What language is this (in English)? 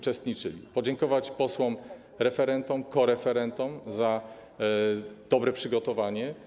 Polish